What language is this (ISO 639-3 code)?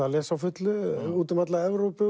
isl